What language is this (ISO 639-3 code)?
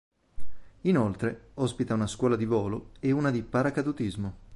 ita